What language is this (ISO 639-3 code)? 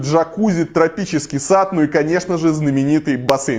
rus